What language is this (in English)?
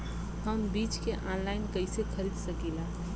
Bhojpuri